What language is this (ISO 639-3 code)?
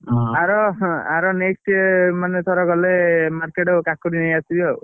ori